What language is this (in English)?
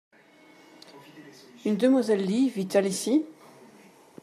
French